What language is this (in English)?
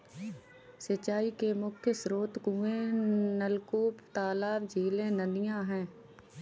Hindi